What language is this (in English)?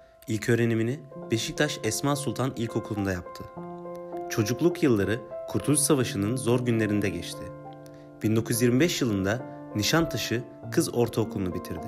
Turkish